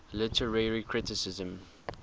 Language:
English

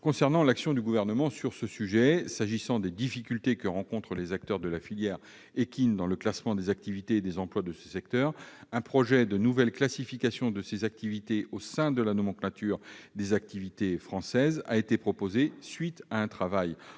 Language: French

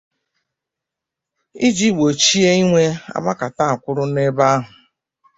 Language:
Igbo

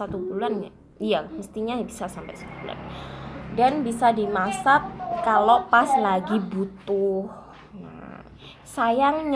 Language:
Indonesian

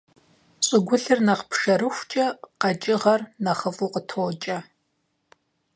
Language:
Kabardian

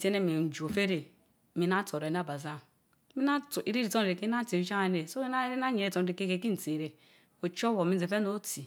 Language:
Mbe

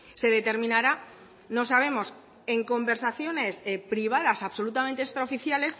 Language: Spanish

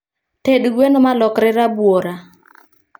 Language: Luo (Kenya and Tanzania)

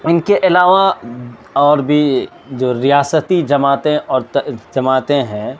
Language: Urdu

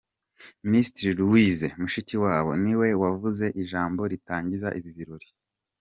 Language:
Kinyarwanda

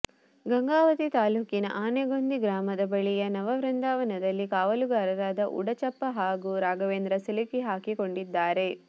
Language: Kannada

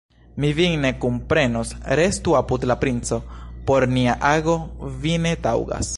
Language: Esperanto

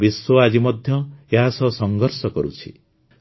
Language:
Odia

